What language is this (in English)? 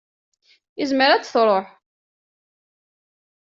Kabyle